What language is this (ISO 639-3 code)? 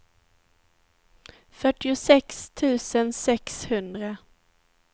swe